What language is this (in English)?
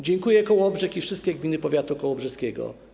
Polish